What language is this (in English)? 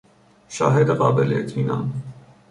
Persian